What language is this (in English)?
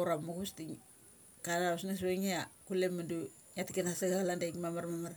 Mali